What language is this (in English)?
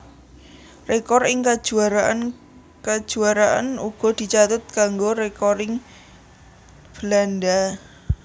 Javanese